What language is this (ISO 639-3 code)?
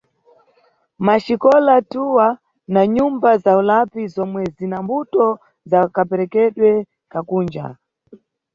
nyu